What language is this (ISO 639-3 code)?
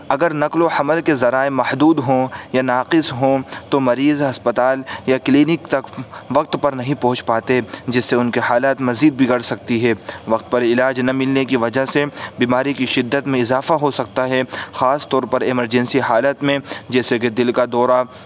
urd